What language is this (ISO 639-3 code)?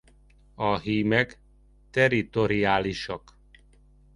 hun